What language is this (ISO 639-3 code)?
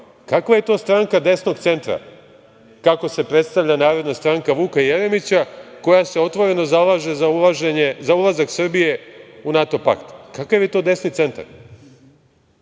srp